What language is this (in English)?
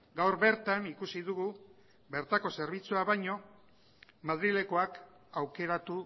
Basque